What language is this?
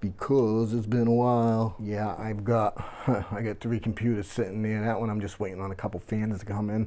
English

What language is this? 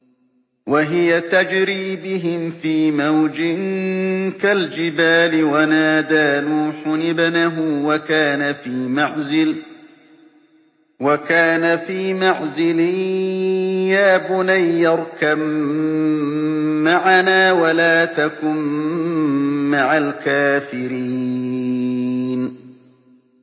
Arabic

